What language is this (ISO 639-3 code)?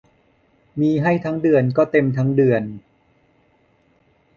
tha